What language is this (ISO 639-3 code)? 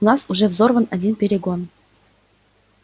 rus